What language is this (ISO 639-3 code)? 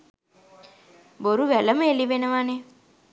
sin